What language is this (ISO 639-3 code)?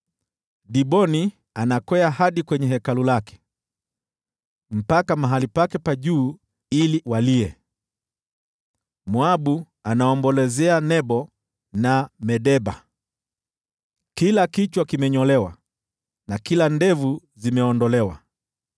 swa